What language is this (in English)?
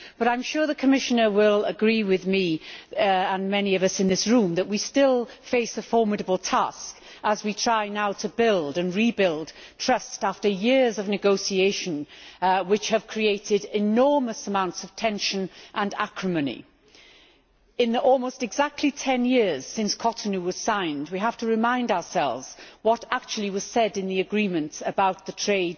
English